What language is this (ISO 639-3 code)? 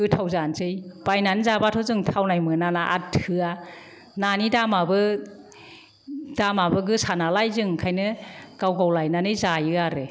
brx